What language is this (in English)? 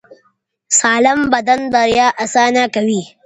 Pashto